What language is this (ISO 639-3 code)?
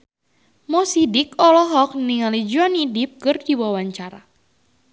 sun